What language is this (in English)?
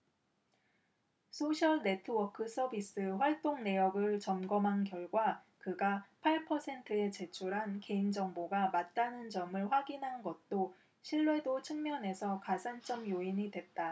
Korean